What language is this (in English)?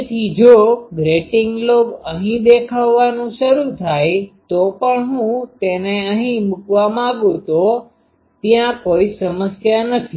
Gujarati